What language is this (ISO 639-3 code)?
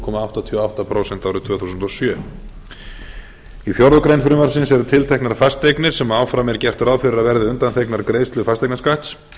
isl